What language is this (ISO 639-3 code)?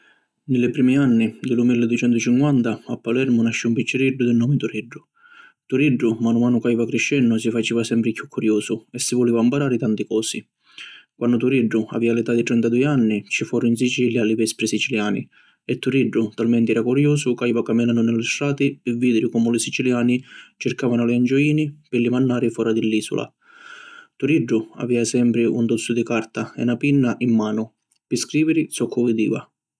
scn